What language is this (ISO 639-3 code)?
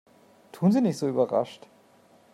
deu